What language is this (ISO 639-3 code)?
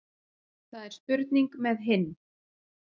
isl